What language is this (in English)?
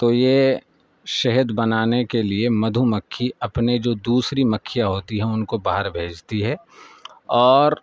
Urdu